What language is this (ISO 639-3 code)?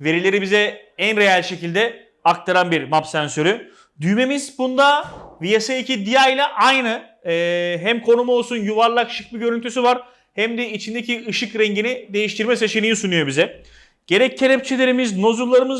tur